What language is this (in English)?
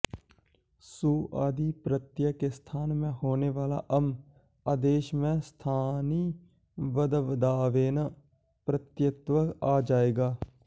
Sanskrit